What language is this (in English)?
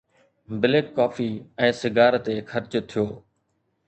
Sindhi